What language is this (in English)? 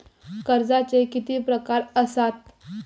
Marathi